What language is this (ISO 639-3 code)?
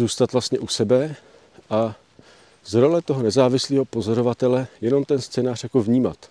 ces